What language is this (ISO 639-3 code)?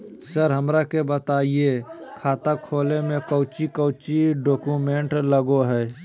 mag